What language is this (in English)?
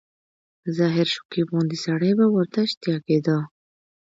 Pashto